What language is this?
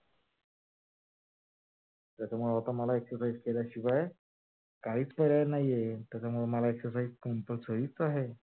Marathi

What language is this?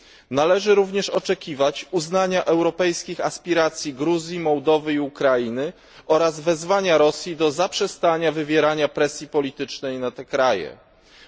Polish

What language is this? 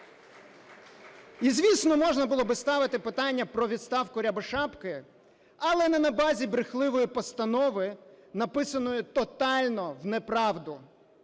Ukrainian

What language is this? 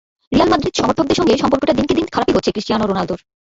Bangla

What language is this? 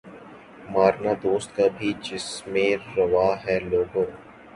Urdu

